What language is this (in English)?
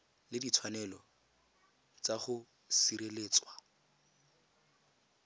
Tswana